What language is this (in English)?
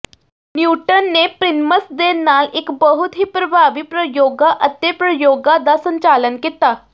Punjabi